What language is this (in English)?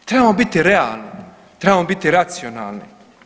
Croatian